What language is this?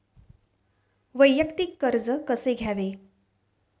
Marathi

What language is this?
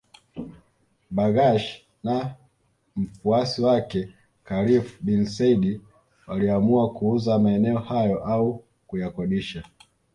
Swahili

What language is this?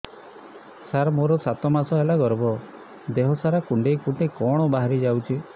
Odia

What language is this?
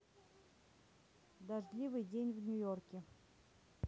Russian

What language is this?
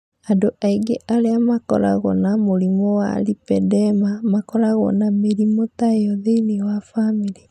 Kikuyu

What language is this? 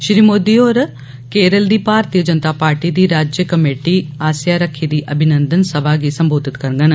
Dogri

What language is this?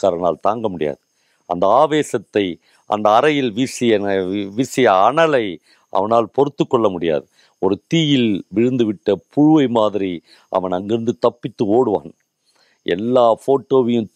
Tamil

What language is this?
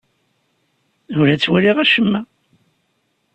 Kabyle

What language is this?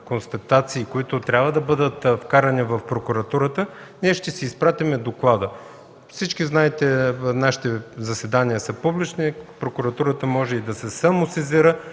Bulgarian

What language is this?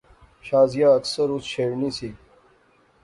Pahari-Potwari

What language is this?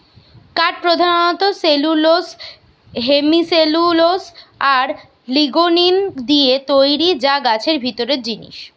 Bangla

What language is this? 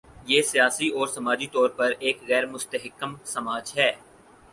Urdu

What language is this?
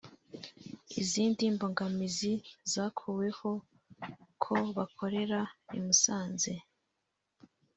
Kinyarwanda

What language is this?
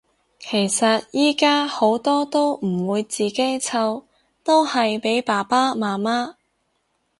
Cantonese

